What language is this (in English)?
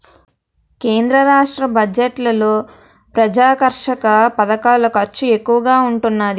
Telugu